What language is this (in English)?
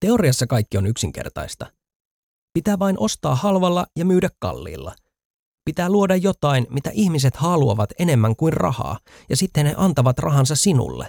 Finnish